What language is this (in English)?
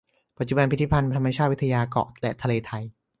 Thai